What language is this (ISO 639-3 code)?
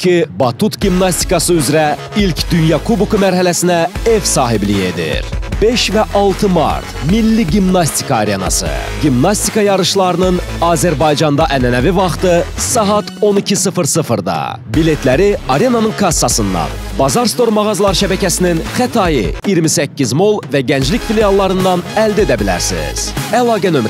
tur